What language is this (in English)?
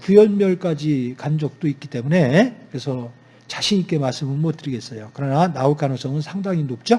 Korean